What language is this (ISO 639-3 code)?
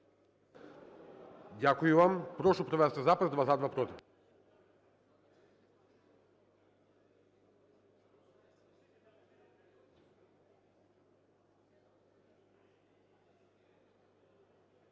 ukr